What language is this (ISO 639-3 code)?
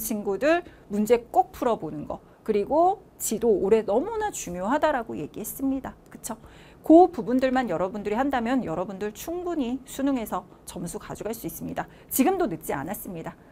kor